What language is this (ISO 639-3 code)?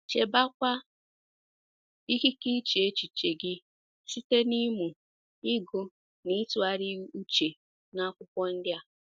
ibo